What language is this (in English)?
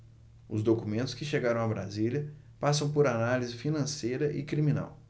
Portuguese